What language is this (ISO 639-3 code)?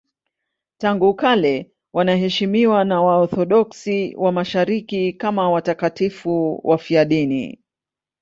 swa